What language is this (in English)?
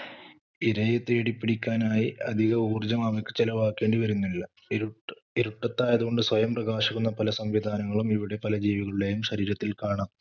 Malayalam